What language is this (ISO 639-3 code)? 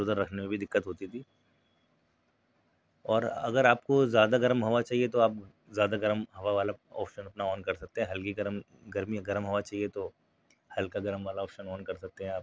urd